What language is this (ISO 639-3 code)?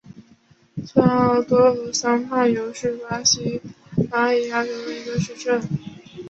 zho